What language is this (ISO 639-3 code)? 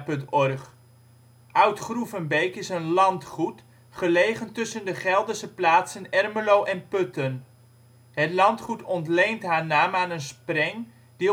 nld